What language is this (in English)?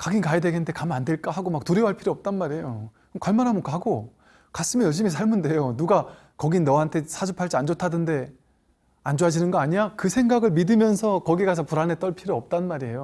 Korean